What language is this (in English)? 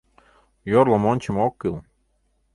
Mari